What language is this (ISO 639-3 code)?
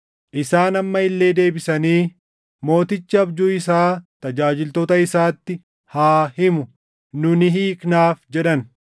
orm